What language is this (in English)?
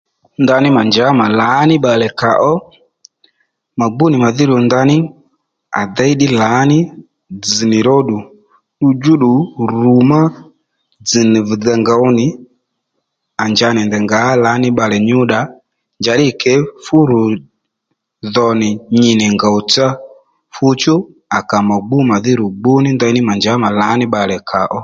Lendu